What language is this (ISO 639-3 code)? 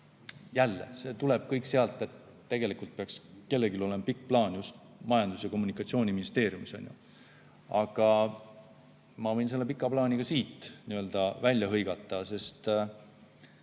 est